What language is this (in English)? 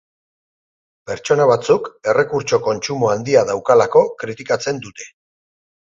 Basque